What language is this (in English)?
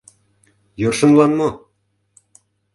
Mari